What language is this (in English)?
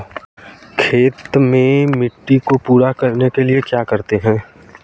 Hindi